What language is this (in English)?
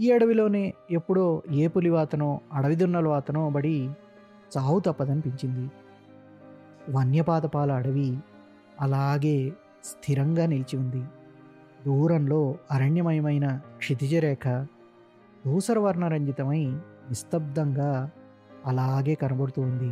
Telugu